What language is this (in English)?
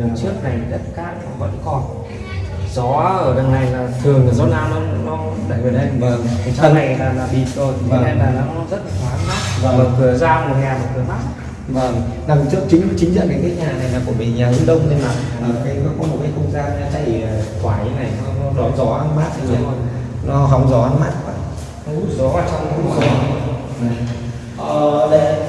Vietnamese